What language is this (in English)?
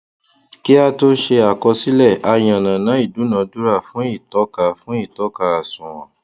Yoruba